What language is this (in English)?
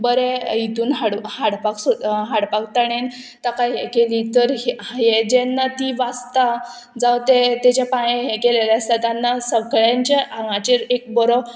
Konkani